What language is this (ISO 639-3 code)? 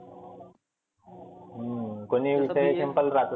mar